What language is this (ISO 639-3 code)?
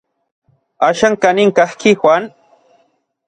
nlv